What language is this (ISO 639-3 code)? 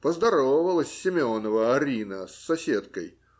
rus